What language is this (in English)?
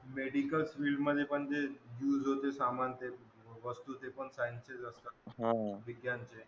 Marathi